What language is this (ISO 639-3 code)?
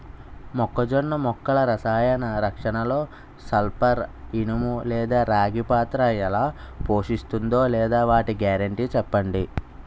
tel